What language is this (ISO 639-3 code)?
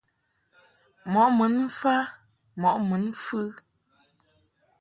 mhk